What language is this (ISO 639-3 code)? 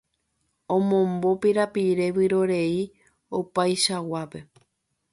grn